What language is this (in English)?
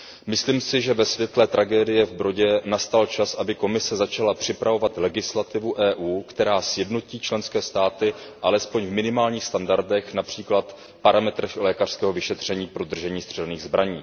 Czech